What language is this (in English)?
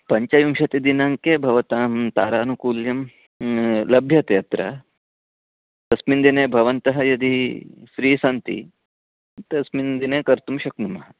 Sanskrit